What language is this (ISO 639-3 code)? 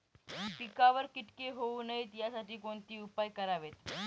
mar